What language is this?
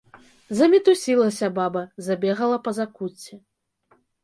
Belarusian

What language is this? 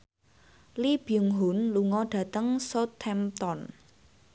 Javanese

